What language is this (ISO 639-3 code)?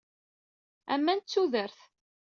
kab